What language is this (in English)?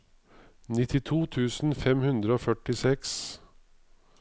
Norwegian